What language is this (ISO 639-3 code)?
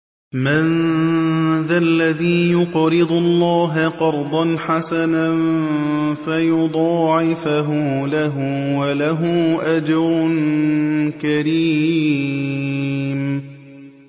ara